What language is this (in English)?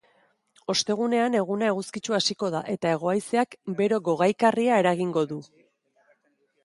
Basque